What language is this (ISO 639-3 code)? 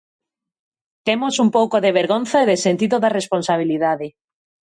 glg